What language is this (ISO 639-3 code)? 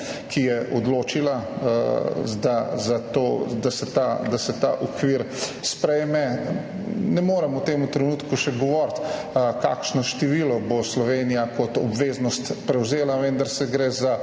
slv